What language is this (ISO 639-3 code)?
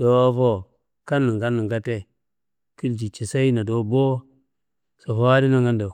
kbl